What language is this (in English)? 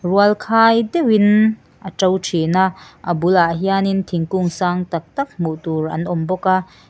Mizo